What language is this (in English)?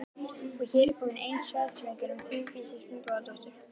Icelandic